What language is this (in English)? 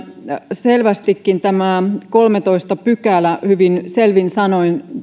Finnish